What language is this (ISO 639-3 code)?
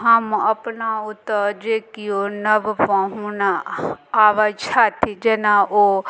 mai